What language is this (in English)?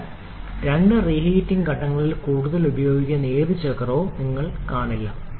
Malayalam